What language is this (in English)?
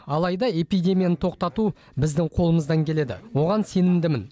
Kazakh